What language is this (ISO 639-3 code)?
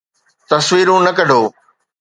snd